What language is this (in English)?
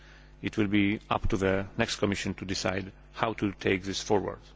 English